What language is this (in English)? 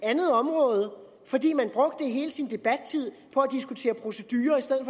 Danish